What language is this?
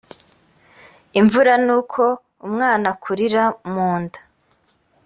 Kinyarwanda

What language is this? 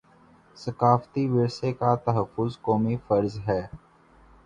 Urdu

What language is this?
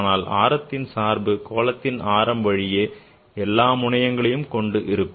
Tamil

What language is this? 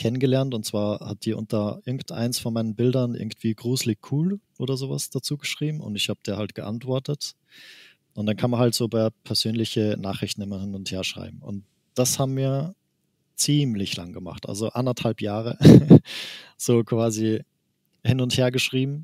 German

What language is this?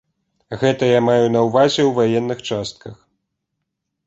Belarusian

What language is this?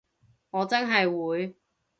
Cantonese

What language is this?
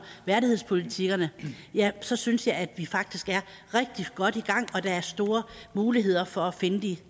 Danish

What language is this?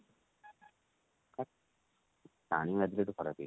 Odia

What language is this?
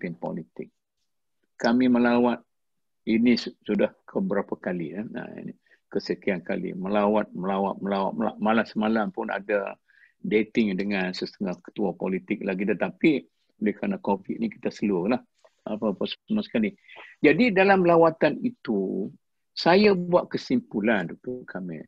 Malay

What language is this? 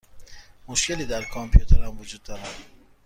Persian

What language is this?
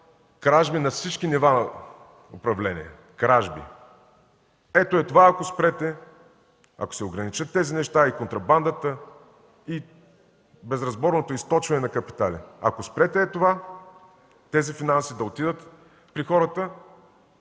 Bulgarian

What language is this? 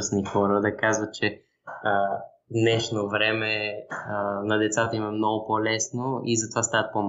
Bulgarian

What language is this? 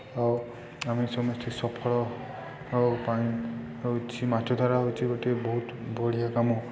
Odia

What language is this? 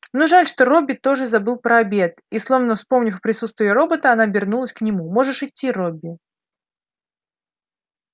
Russian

